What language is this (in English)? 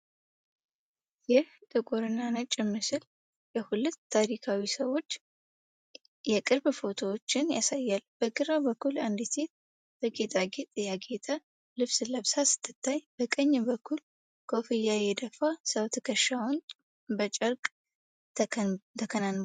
Amharic